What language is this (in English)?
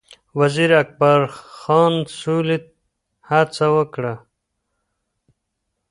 Pashto